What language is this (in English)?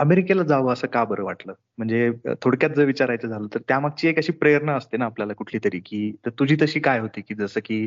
Marathi